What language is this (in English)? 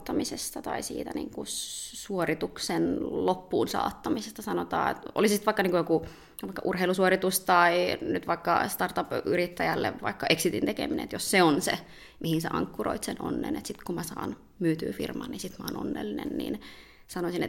Finnish